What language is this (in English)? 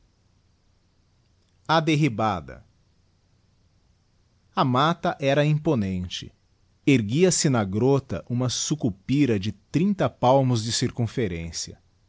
Portuguese